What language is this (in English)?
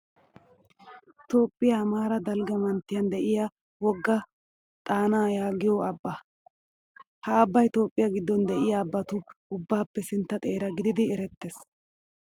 Wolaytta